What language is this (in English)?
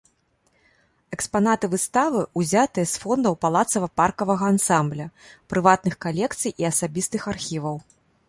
Belarusian